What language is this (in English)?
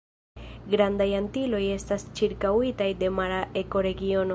Esperanto